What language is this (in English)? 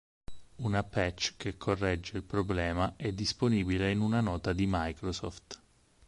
Italian